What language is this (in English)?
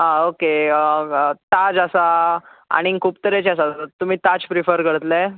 Konkani